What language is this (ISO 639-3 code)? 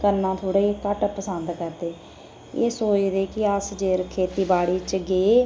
doi